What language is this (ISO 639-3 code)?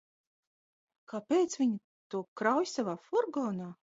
lav